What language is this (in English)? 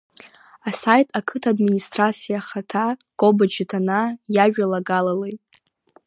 Abkhazian